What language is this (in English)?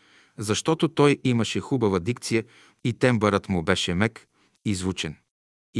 Bulgarian